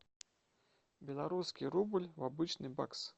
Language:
Russian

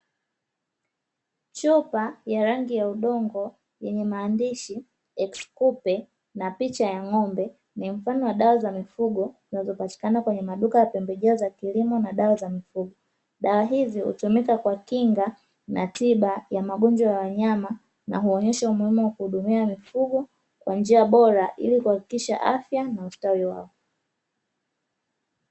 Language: Swahili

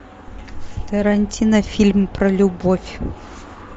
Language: Russian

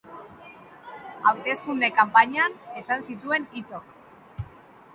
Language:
Basque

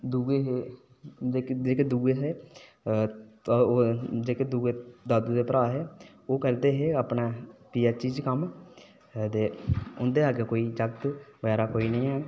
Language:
Dogri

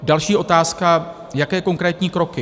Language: Czech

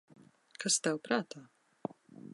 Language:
Latvian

